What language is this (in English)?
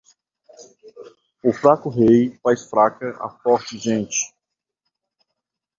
Portuguese